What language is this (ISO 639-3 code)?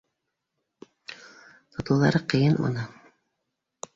bak